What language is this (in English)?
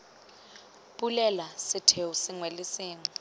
Tswana